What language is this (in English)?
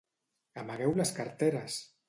Catalan